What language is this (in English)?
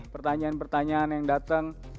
Indonesian